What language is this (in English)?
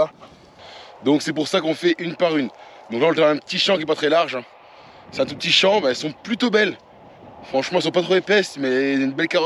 French